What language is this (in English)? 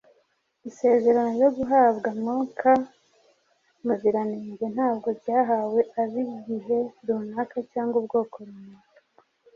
Kinyarwanda